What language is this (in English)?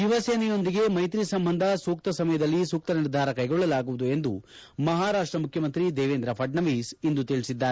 Kannada